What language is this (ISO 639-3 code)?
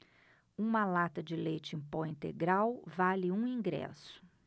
por